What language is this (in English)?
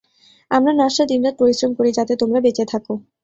Bangla